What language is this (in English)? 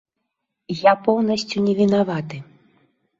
Belarusian